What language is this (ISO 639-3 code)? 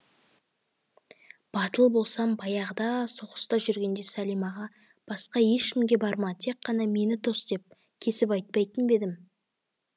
kaz